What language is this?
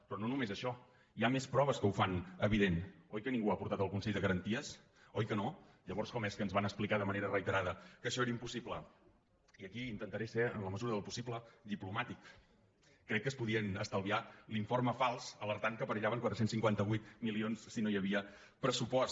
Catalan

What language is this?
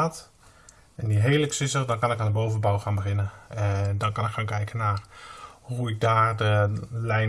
Dutch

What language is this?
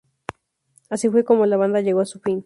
Spanish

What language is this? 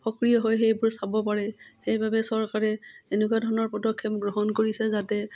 Assamese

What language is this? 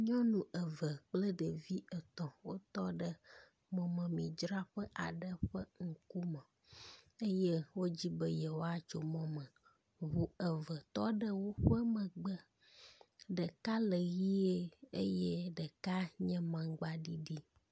Ewe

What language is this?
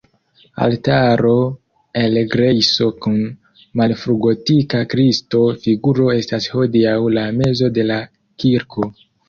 Esperanto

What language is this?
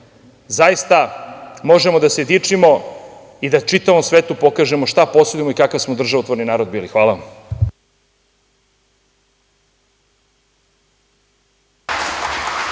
Serbian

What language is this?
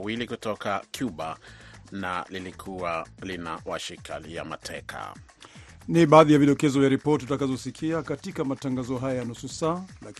Swahili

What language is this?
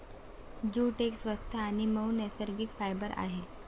Marathi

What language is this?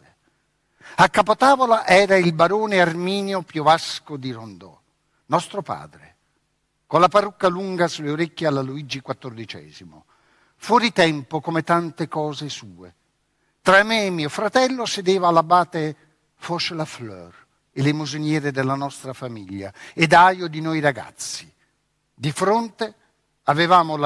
Italian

